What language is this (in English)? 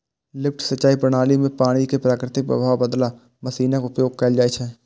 Maithili